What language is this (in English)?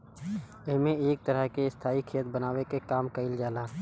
Bhojpuri